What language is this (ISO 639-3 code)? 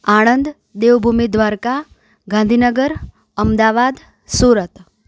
guj